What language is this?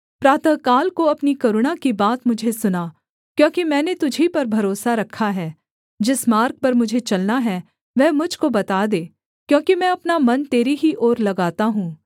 Hindi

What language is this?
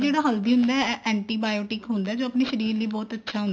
Punjabi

